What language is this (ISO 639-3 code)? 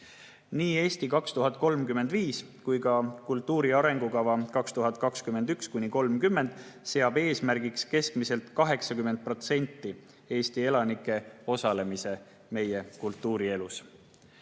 est